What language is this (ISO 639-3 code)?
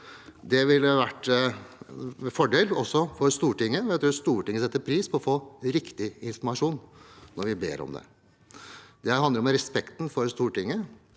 nor